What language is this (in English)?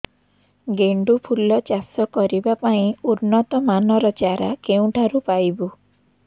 Odia